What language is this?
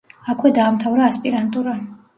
Georgian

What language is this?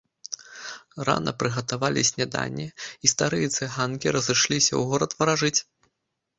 Belarusian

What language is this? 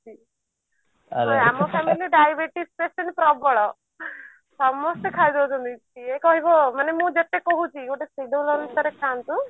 Odia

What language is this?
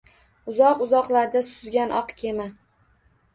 Uzbek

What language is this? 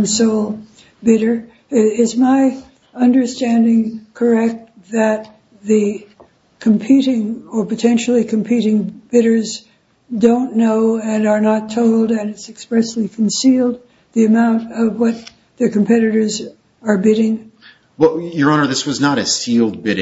English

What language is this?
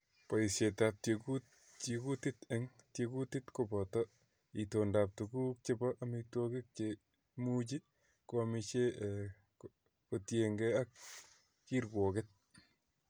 Kalenjin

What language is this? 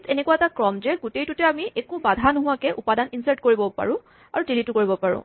Assamese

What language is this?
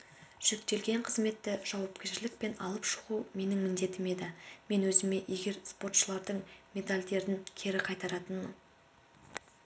Kazakh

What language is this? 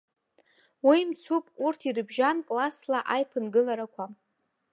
Abkhazian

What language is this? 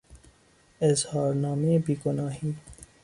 Persian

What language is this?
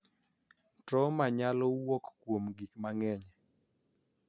Luo (Kenya and Tanzania)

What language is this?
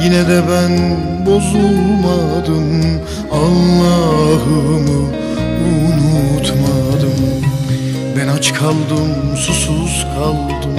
Turkish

